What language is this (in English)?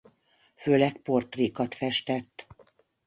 Hungarian